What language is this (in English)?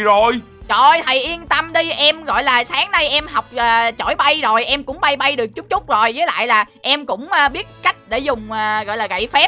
Vietnamese